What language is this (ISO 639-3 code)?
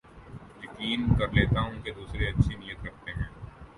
urd